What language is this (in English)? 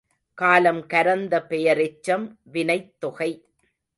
Tamil